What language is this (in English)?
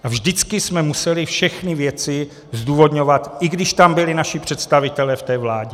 Czech